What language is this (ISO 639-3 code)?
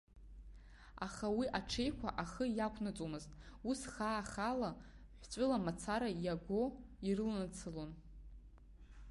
abk